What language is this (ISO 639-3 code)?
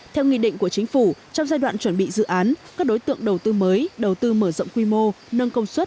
vie